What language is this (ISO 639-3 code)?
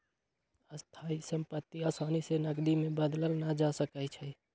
mag